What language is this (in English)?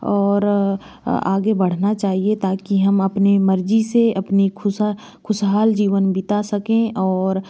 Hindi